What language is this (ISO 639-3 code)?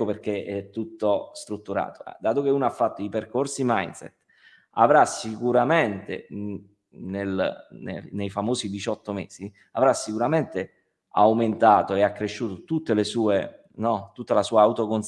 ita